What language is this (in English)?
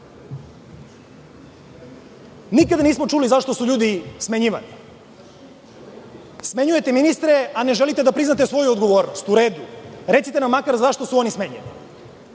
Serbian